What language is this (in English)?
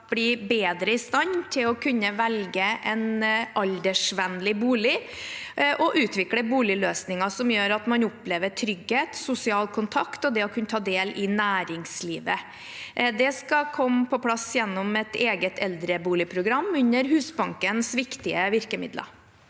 Norwegian